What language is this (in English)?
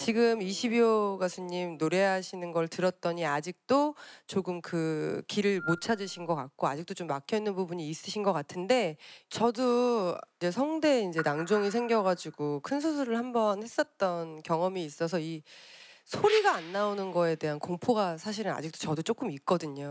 Korean